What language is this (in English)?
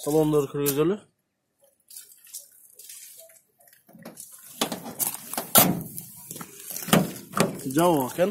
Turkish